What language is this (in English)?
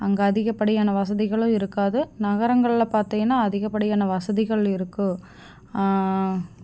Tamil